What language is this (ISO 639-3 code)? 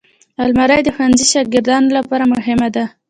pus